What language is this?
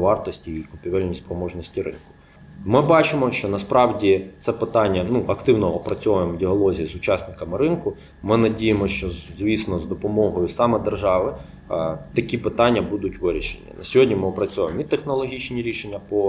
Ukrainian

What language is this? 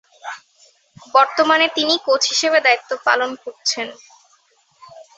Bangla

